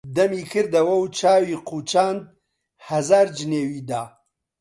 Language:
Central Kurdish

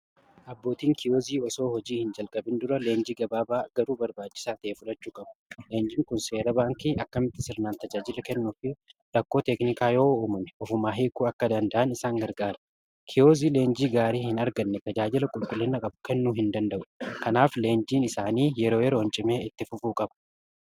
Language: Oromo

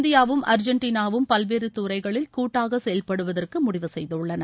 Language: Tamil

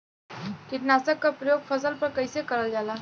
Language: Bhojpuri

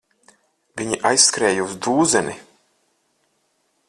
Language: Latvian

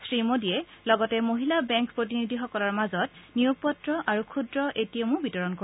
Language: Assamese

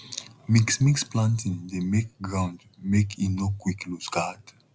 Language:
Nigerian Pidgin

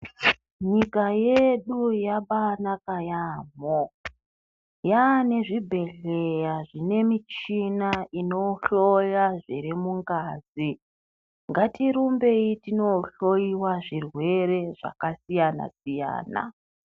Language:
Ndau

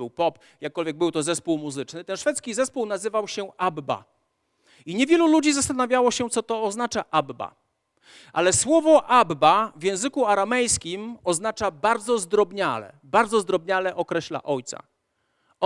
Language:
Polish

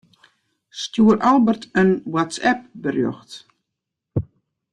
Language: Western Frisian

